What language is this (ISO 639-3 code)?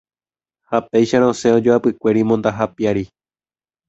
grn